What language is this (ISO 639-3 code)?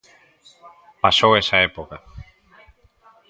glg